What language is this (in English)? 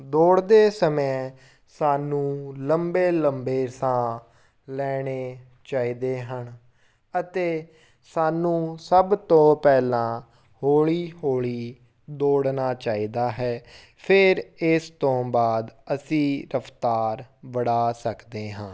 Punjabi